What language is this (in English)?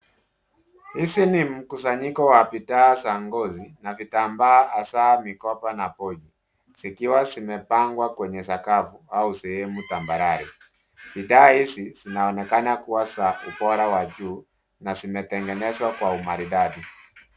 Swahili